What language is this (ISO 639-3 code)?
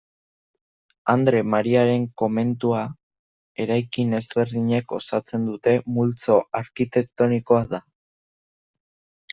eus